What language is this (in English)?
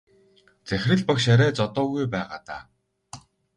Mongolian